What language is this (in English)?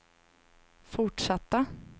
Swedish